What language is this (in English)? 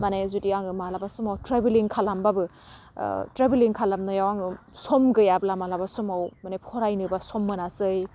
Bodo